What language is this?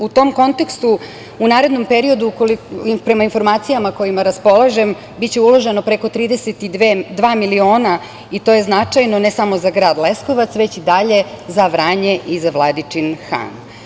Serbian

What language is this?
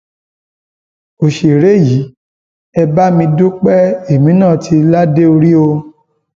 Yoruba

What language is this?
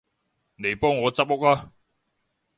Cantonese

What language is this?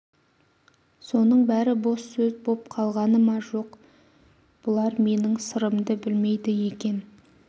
Kazakh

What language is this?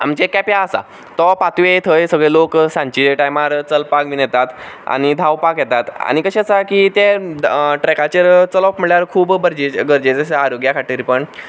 Konkani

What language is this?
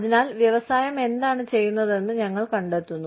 Malayalam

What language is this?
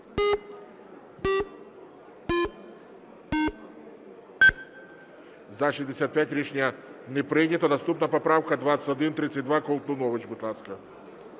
Ukrainian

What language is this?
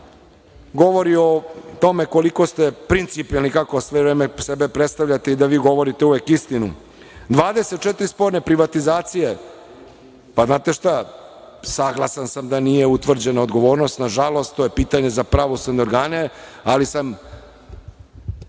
Serbian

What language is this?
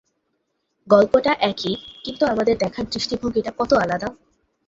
Bangla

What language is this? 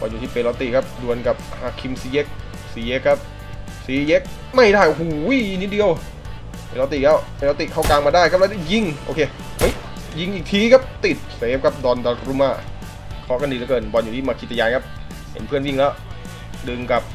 Thai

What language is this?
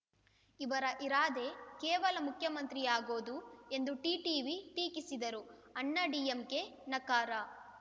Kannada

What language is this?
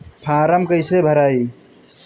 Bhojpuri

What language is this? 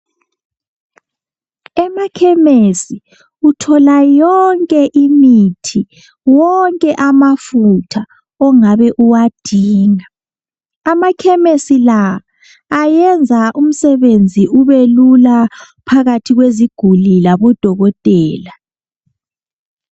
North Ndebele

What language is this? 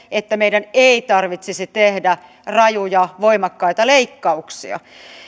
Finnish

